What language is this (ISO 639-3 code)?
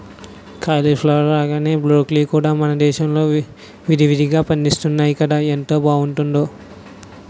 tel